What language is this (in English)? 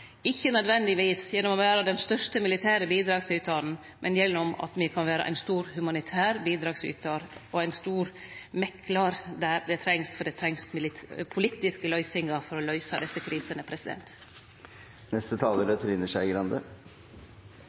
Norwegian Nynorsk